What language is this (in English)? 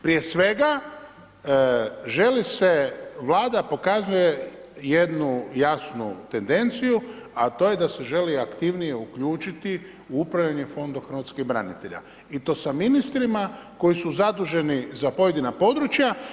Croatian